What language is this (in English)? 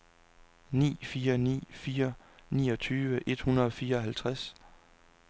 Danish